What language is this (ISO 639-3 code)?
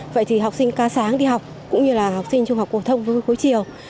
vie